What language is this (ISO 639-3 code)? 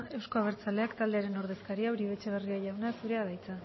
eus